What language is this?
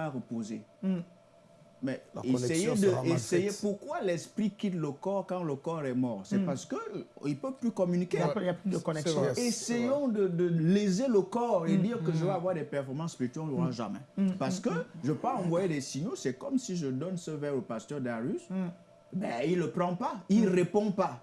French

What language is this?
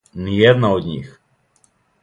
Serbian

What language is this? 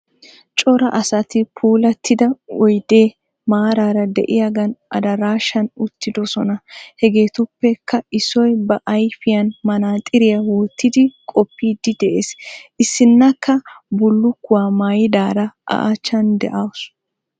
Wolaytta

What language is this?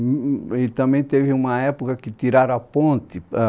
Portuguese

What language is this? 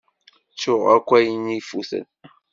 Kabyle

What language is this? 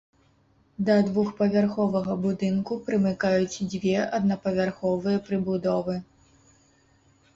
Belarusian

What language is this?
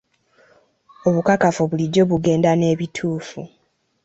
Ganda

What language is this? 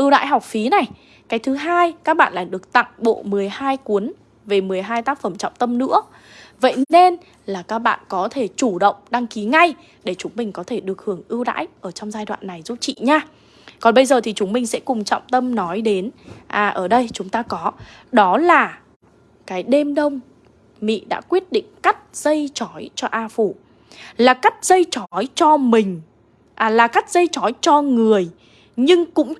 Vietnamese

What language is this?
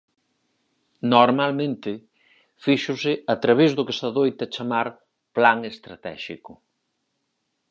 Galician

